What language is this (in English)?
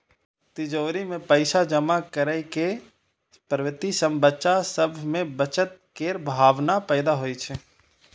Maithili